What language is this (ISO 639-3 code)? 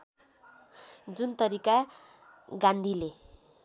nep